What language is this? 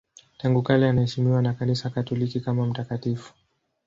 Swahili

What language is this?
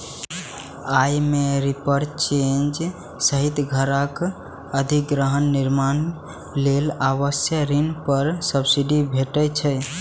Maithili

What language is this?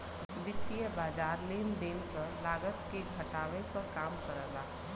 Bhojpuri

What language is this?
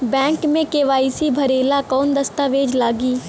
Bhojpuri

